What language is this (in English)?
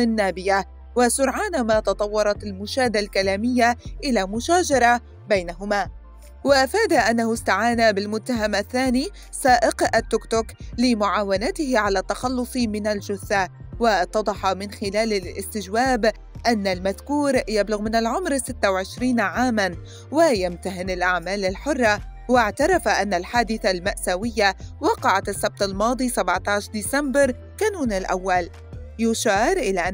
Arabic